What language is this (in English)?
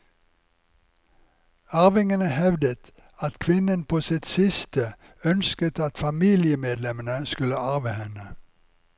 Norwegian